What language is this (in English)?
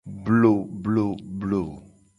Gen